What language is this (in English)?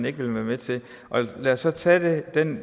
Danish